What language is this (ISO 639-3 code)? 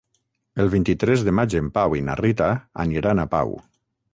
cat